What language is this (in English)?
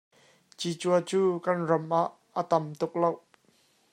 Hakha Chin